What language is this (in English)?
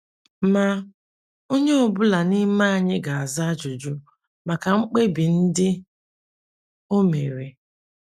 Igbo